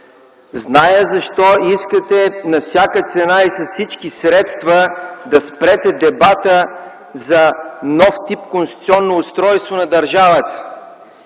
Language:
Bulgarian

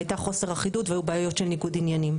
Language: Hebrew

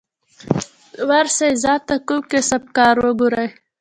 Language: Pashto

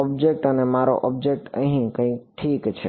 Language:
Gujarati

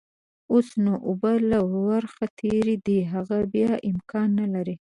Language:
Pashto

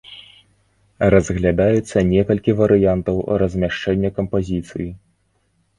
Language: Belarusian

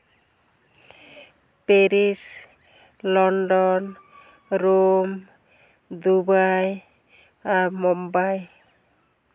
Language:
Santali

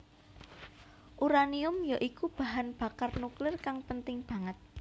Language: Javanese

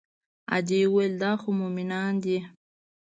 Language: Pashto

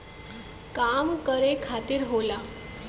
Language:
Bhojpuri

